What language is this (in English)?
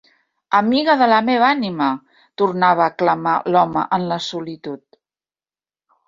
Catalan